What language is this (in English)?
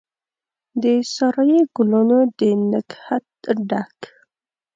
Pashto